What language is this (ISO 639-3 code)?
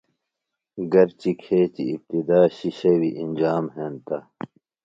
phl